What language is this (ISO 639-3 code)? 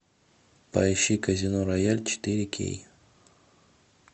rus